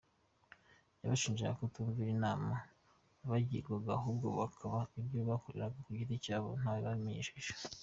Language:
Kinyarwanda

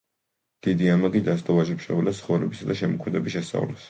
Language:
Georgian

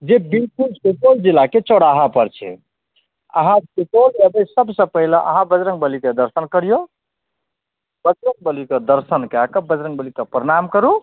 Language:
Maithili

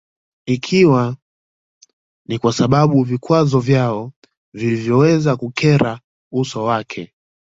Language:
Swahili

